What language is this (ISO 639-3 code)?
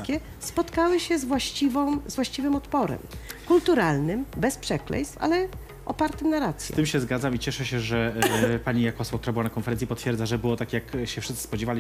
pol